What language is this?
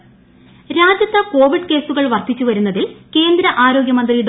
Malayalam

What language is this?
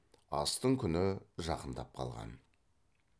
Kazakh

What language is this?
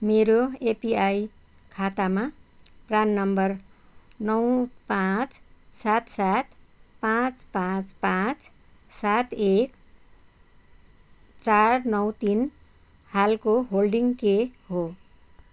Nepali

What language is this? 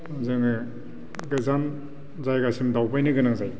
Bodo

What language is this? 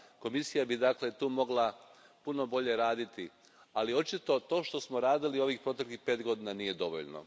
Croatian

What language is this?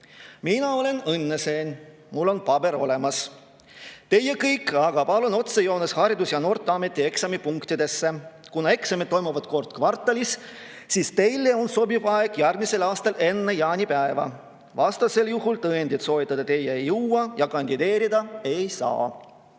Estonian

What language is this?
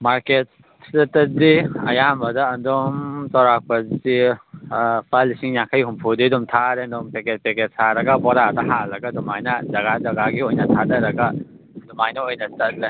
Manipuri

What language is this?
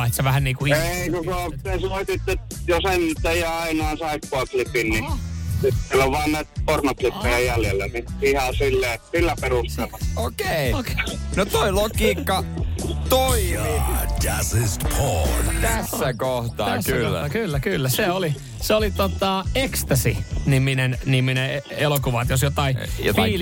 Finnish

